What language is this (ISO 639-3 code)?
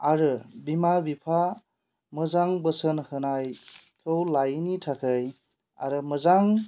brx